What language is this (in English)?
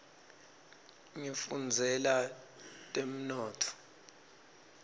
Swati